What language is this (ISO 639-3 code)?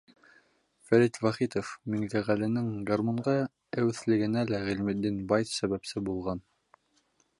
bak